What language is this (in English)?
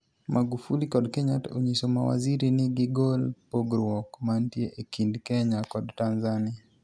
Luo (Kenya and Tanzania)